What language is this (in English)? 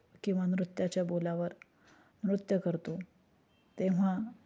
Marathi